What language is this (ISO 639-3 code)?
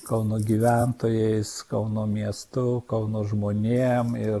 lit